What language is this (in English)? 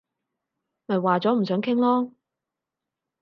Cantonese